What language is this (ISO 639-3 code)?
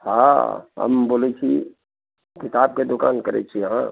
mai